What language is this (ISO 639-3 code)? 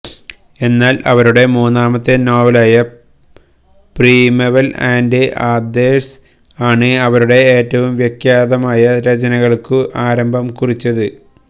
mal